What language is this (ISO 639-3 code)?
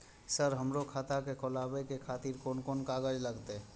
mai